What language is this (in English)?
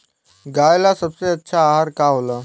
Bhojpuri